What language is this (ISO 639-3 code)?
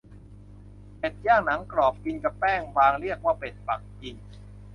tha